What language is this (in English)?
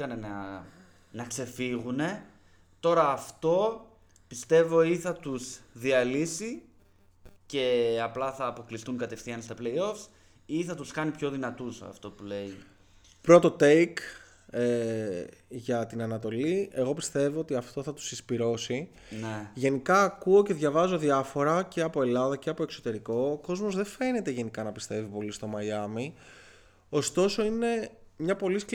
Greek